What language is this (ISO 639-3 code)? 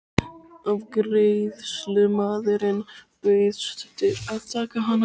isl